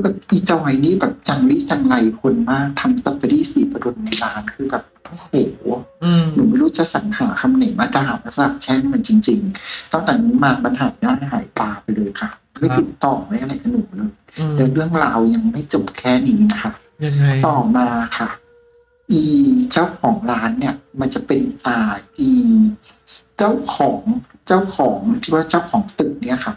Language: Thai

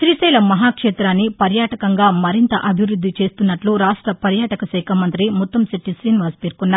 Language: Telugu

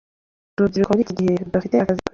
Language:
Kinyarwanda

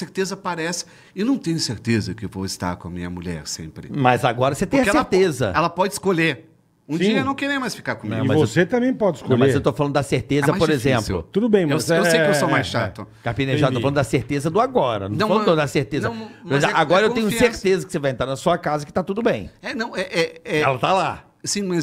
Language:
Portuguese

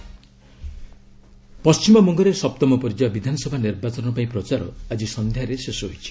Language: Odia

